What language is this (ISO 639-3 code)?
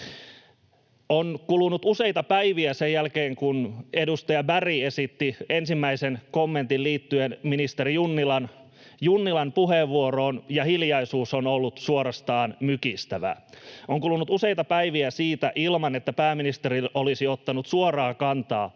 fin